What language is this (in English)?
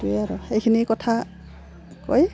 Assamese